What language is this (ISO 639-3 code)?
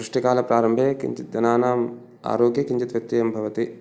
san